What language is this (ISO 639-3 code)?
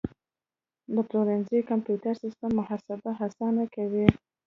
pus